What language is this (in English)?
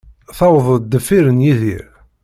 Kabyle